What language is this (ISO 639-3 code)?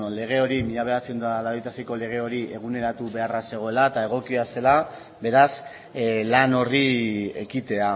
eus